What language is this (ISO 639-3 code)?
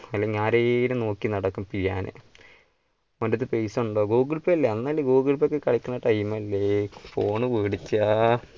mal